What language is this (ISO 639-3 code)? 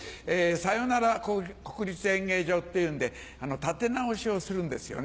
jpn